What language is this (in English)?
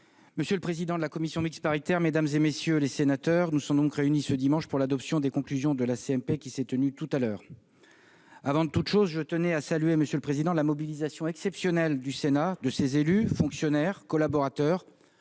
French